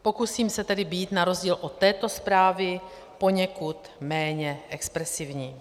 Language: Czech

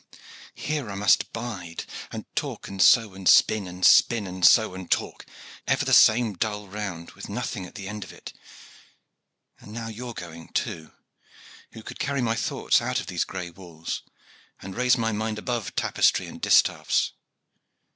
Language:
English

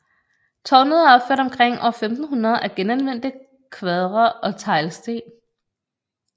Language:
Danish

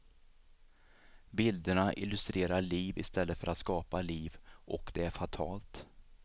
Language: Swedish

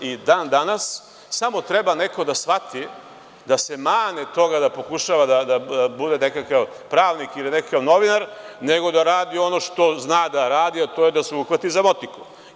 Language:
Serbian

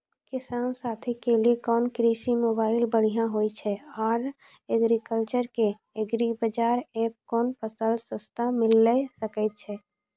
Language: Maithili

